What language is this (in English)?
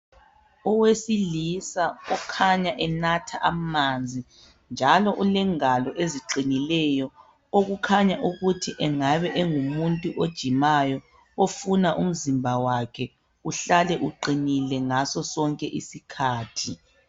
North Ndebele